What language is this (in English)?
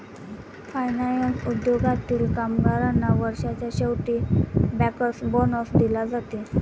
Marathi